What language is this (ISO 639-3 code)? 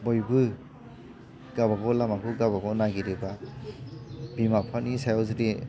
brx